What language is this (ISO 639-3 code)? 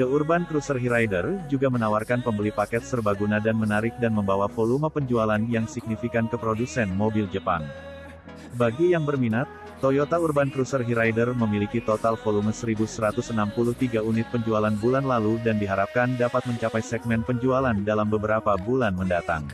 ind